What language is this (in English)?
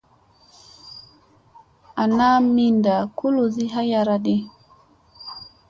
Musey